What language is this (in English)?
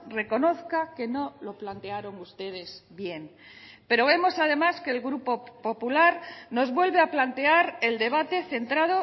Spanish